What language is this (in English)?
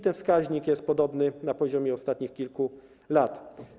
Polish